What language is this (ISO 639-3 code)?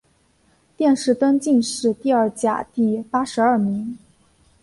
zho